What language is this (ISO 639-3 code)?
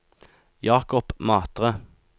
nor